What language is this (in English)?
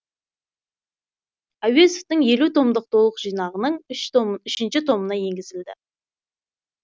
Kazakh